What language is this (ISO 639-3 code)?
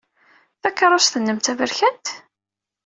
kab